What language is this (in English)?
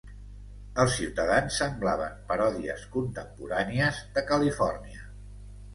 Catalan